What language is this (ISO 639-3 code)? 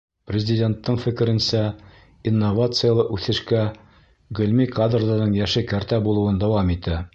bak